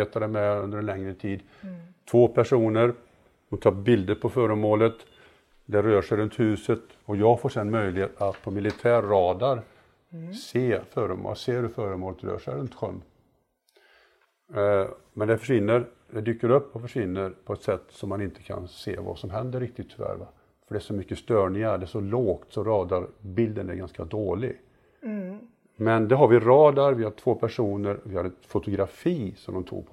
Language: Swedish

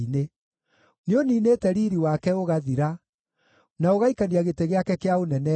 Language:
Kikuyu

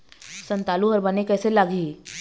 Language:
Chhattisgarhi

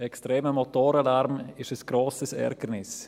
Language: Swiss German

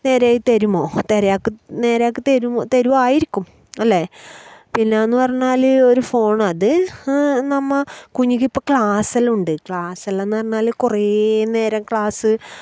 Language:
Malayalam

